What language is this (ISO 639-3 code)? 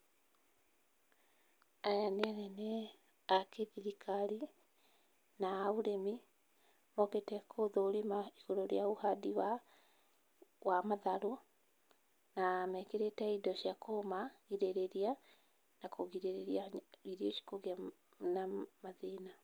kik